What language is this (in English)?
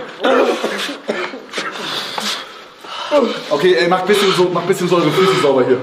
German